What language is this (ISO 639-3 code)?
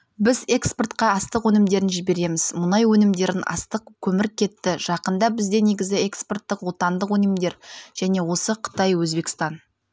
kaz